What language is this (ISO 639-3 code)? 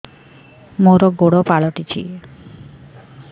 ori